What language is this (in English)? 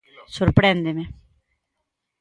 Galician